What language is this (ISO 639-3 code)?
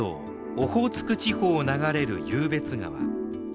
jpn